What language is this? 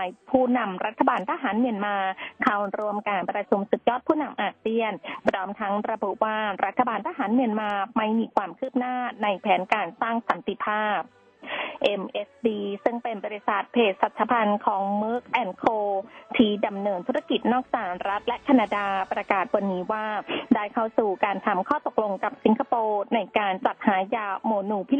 Thai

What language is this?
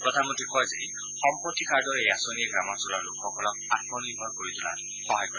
Assamese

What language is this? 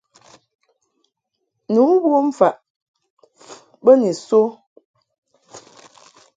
Mungaka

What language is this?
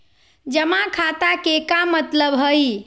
Magahi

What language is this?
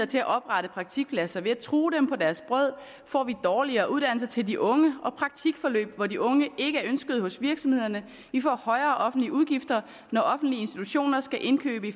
Danish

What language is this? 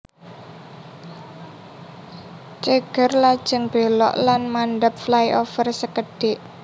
Javanese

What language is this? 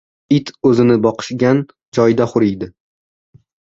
Uzbek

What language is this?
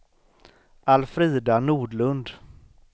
Swedish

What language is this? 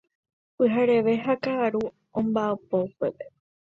Guarani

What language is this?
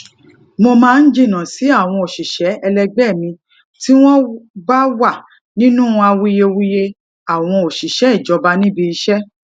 Yoruba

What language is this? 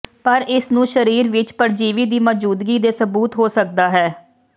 Punjabi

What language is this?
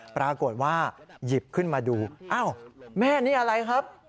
Thai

